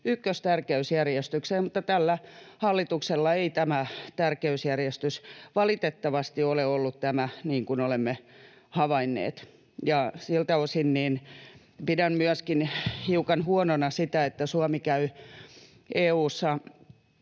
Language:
Finnish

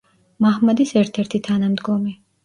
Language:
Georgian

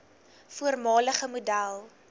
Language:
Afrikaans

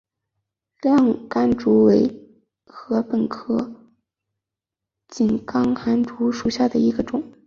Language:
Chinese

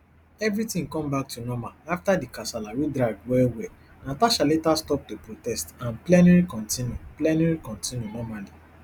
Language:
Nigerian Pidgin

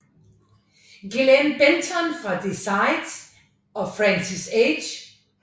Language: Danish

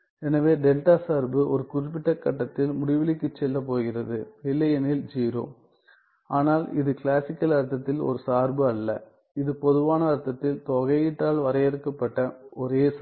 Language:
Tamil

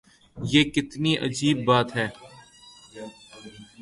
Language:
Urdu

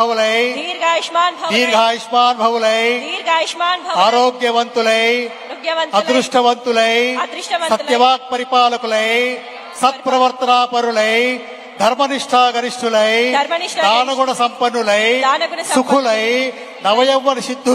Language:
Telugu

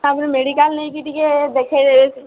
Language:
Odia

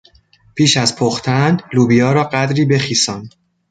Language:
Persian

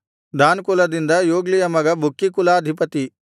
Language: Kannada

